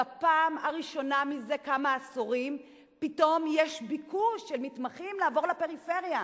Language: Hebrew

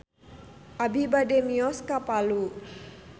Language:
Sundanese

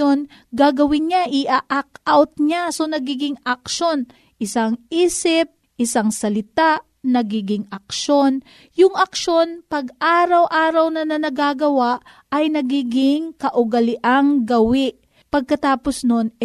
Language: Filipino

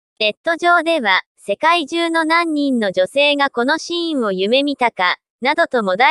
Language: Japanese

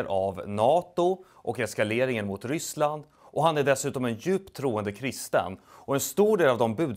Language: Swedish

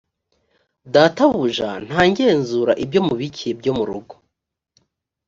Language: Kinyarwanda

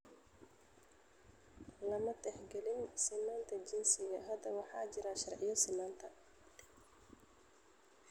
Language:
Somali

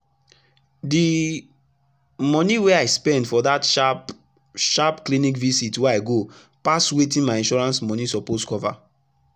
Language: Nigerian Pidgin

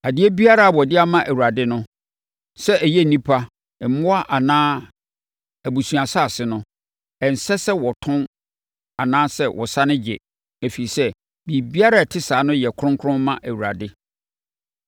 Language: Akan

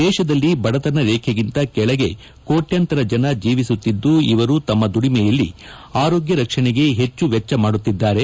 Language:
Kannada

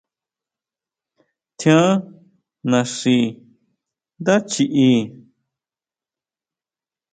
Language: Huautla Mazatec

